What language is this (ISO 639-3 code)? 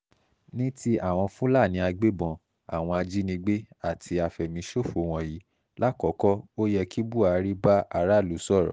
yor